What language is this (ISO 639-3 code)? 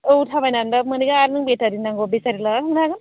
brx